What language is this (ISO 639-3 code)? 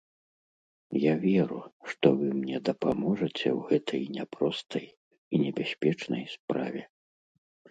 bel